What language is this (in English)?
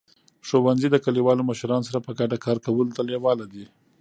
Pashto